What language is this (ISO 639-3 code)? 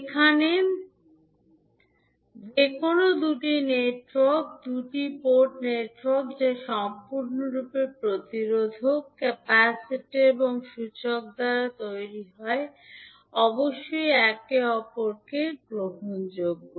ben